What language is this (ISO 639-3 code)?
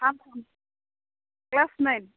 brx